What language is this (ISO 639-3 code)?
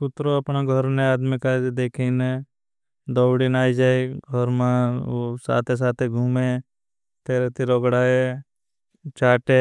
bhb